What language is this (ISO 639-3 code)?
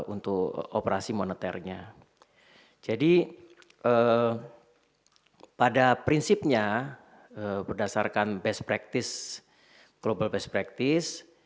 ind